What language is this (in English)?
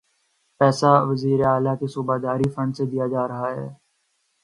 Urdu